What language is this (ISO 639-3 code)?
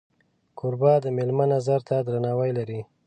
pus